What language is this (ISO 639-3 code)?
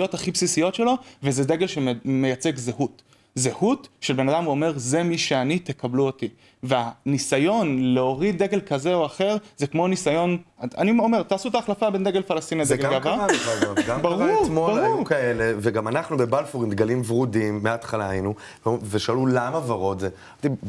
heb